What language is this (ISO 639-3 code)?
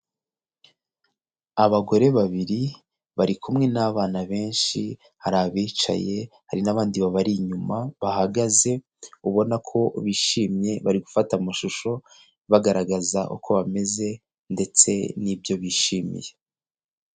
kin